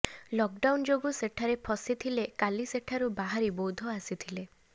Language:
Odia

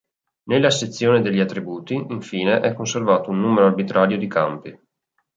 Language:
Italian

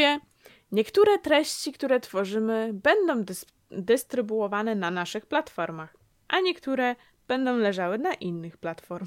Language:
Polish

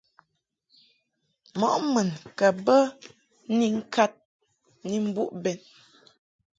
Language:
Mungaka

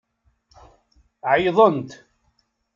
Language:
Kabyle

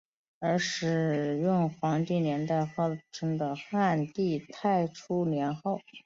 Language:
Chinese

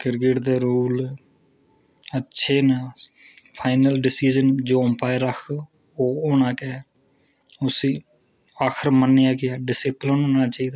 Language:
Dogri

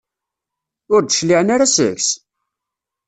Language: Kabyle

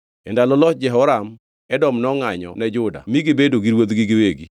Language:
Luo (Kenya and Tanzania)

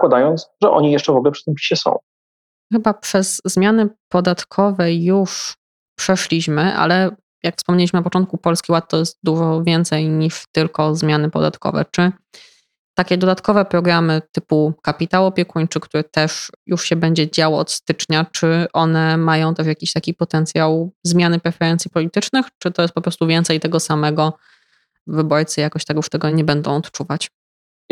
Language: Polish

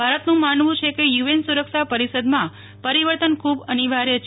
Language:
Gujarati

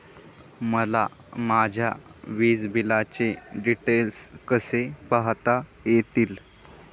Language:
Marathi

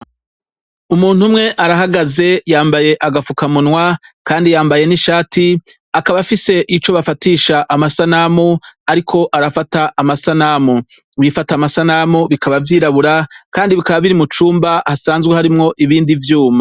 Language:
Rundi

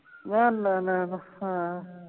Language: Punjabi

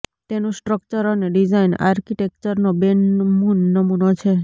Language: Gujarati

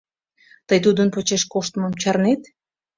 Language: Mari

